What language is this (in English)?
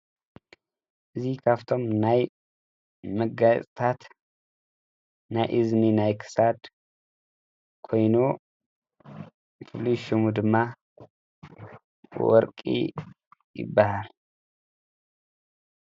Tigrinya